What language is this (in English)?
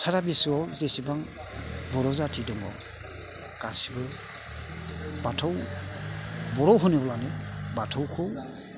Bodo